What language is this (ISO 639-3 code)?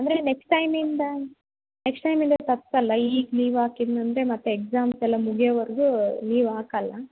kan